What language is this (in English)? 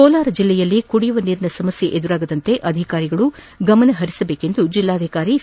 Kannada